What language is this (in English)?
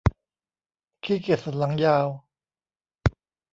Thai